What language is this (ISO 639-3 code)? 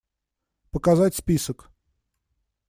rus